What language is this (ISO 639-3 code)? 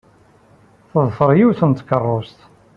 kab